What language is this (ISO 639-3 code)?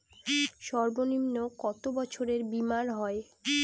ben